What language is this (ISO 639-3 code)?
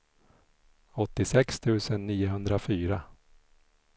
swe